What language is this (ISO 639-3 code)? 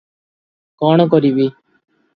ori